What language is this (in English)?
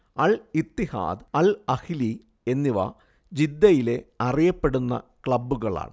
Malayalam